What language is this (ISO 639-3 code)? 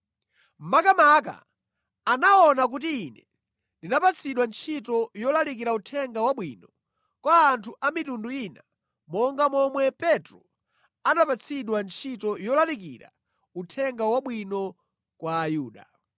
nya